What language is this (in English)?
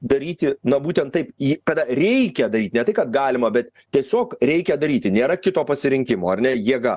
Lithuanian